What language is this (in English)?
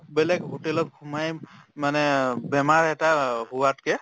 Assamese